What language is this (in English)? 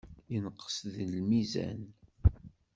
Kabyle